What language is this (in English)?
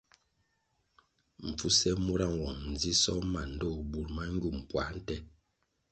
Kwasio